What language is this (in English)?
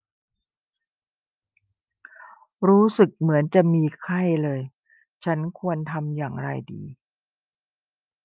Thai